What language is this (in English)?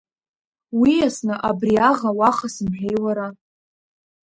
Abkhazian